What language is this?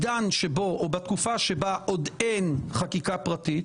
Hebrew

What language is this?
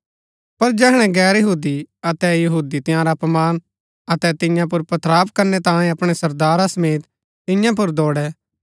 Gaddi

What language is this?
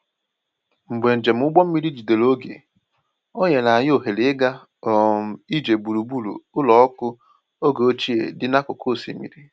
Igbo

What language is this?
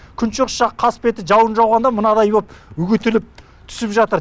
Kazakh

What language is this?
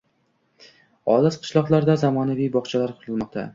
Uzbek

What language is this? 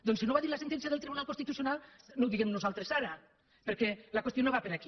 Catalan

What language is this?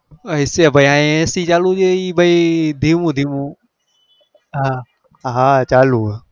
Gujarati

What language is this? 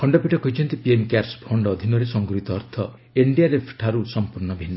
Odia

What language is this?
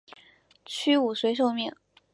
Chinese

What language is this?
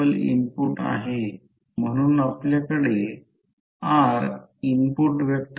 Marathi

